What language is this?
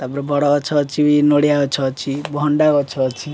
Odia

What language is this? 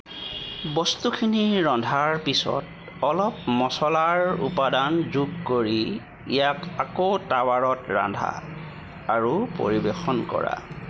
Assamese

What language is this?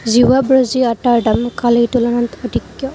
Assamese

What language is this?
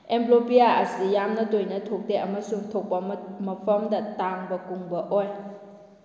Manipuri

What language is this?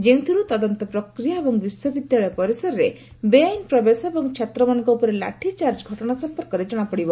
Odia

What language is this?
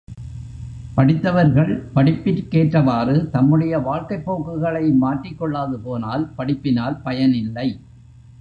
Tamil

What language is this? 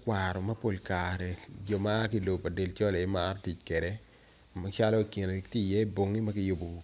Acoli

